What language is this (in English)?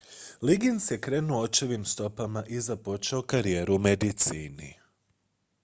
Croatian